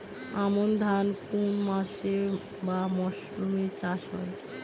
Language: Bangla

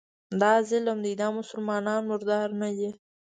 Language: Pashto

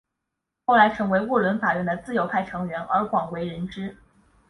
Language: Chinese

